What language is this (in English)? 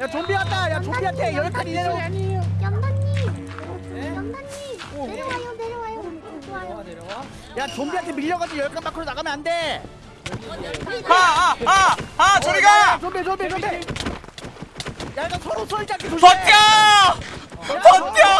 Korean